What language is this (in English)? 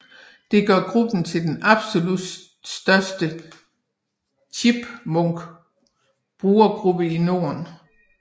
Danish